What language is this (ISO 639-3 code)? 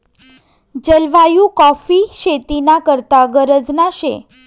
mar